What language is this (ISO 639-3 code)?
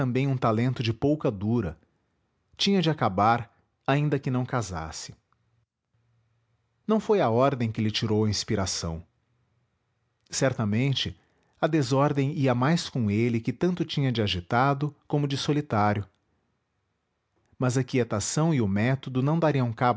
por